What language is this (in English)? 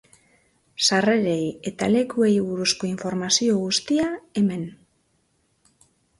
Basque